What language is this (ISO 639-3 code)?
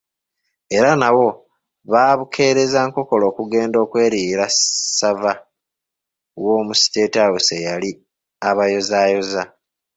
lug